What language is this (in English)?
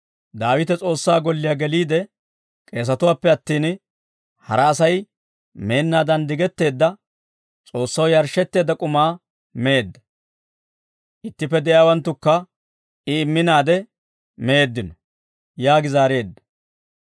Dawro